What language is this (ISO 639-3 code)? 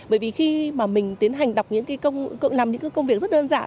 vie